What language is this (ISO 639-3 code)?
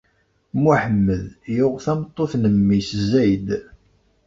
kab